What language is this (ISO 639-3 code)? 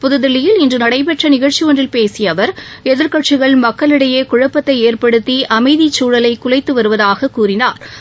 tam